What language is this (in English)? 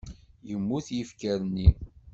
Kabyle